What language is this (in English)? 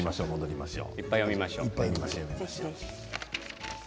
Japanese